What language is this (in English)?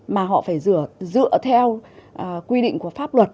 Vietnamese